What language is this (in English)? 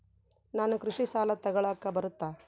Kannada